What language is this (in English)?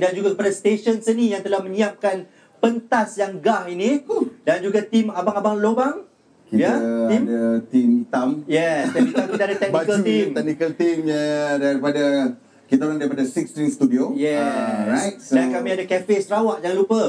Malay